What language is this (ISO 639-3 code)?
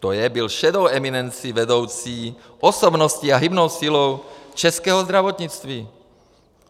ces